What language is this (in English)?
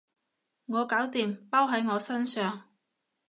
Cantonese